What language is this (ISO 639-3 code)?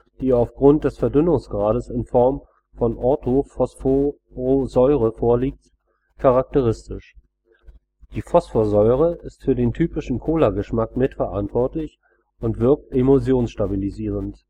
deu